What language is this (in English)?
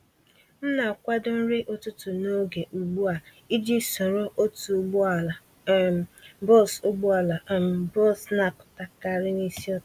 Igbo